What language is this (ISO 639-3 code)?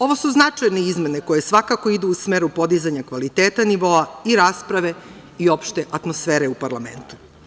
srp